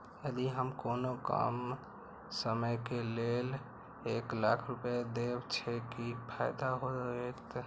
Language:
Maithili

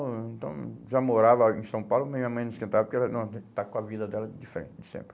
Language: Portuguese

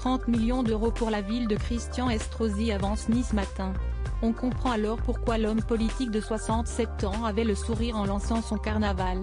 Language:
French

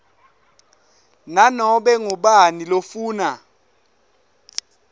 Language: Swati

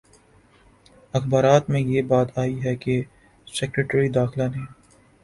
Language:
Urdu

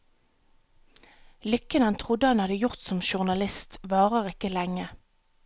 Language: Norwegian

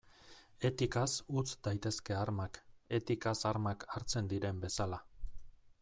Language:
Basque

